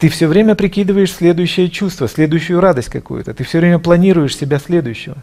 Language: Russian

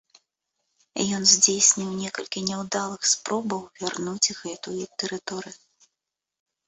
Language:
Belarusian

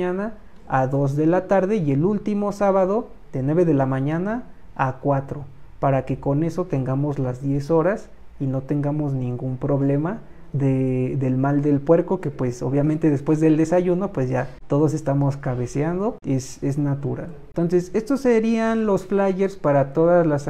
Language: Spanish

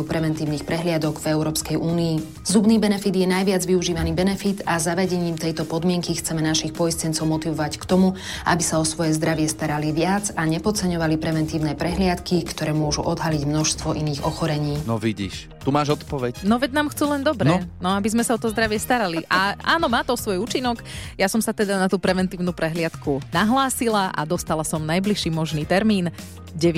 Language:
Slovak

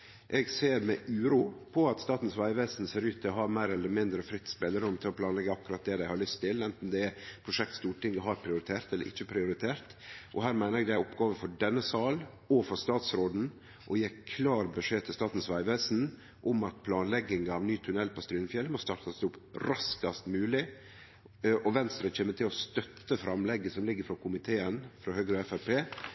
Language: Norwegian Nynorsk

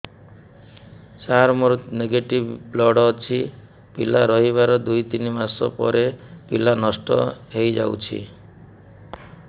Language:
Odia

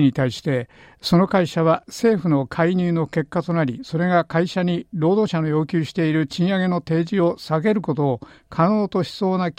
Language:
Japanese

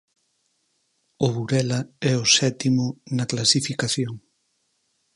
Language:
Galician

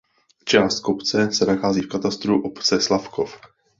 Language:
Czech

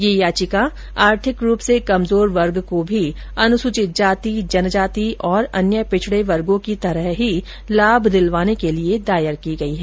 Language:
Hindi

